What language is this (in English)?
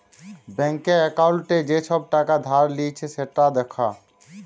Bangla